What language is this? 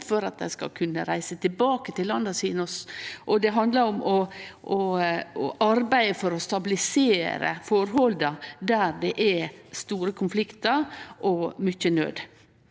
Norwegian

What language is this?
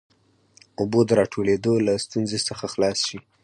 Pashto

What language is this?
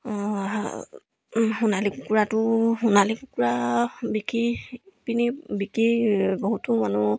Assamese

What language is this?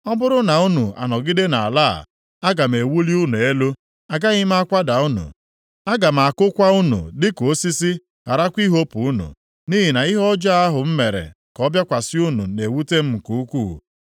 Igbo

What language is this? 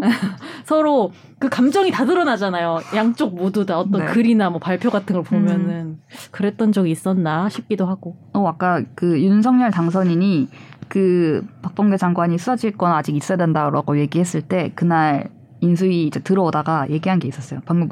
Korean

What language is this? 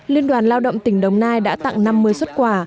Vietnamese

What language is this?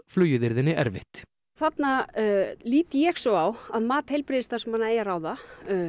Icelandic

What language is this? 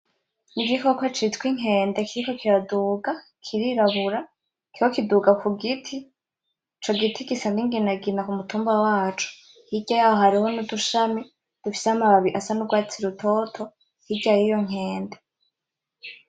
Rundi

